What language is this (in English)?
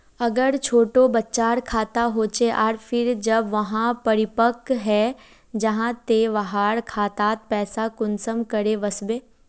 Magahi